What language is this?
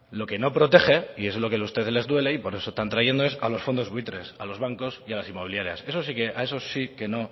Spanish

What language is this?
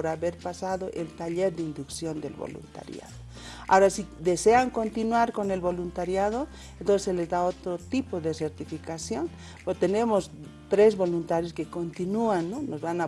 Spanish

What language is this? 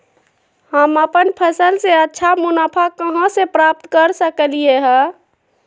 Magahi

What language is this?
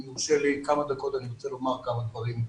Hebrew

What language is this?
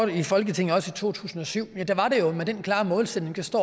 Danish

